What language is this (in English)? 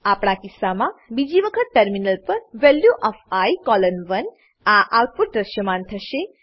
Gujarati